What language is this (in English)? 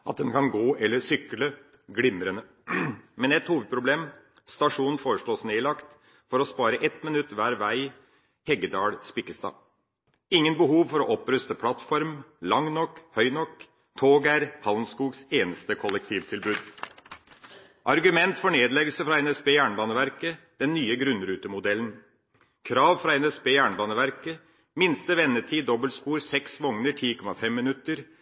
Norwegian Bokmål